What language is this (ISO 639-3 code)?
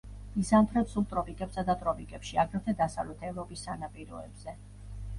kat